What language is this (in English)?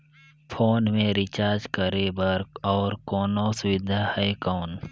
Chhattisgarhi